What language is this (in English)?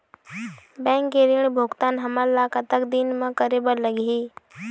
Chhattisgarhi